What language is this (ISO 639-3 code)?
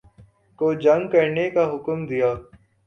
urd